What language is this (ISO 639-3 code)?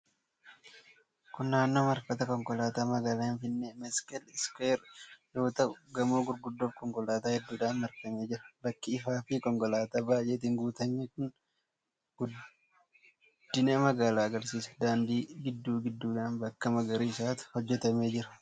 orm